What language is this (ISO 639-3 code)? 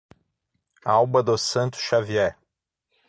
por